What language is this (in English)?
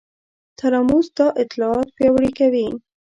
Pashto